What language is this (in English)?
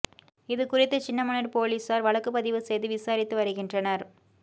Tamil